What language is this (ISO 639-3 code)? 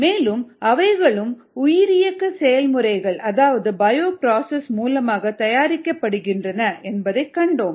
tam